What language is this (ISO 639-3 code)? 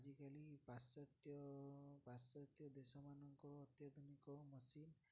ori